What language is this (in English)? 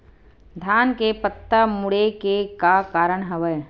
Chhattisgarhi